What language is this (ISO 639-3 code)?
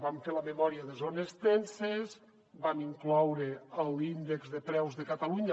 cat